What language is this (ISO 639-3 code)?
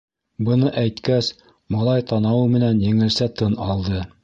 bak